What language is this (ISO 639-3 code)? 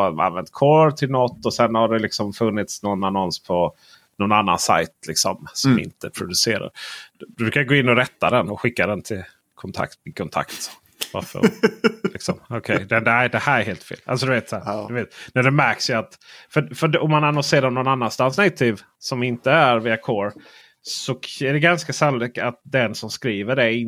swe